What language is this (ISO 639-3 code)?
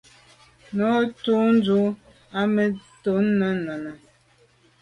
byv